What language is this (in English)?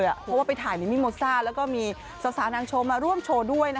Thai